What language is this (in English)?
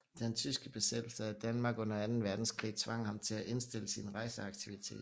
Danish